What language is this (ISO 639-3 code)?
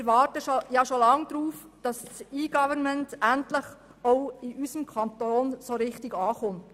gsw